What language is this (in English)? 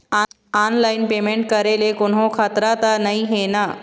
Chhattisgarhi